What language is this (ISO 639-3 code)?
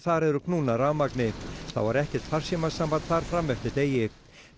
isl